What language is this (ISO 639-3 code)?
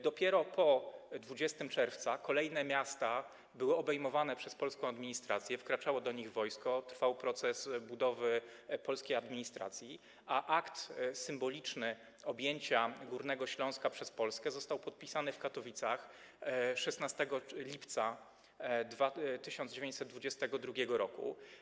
pol